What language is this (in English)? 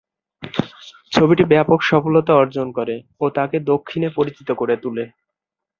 Bangla